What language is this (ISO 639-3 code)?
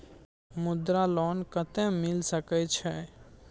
mai